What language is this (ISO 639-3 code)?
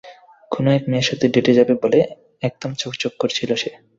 ben